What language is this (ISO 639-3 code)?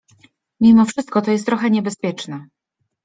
pol